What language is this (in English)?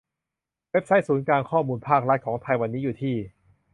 Thai